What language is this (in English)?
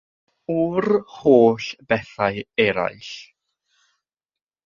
Welsh